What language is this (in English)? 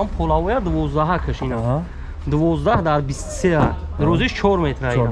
Turkish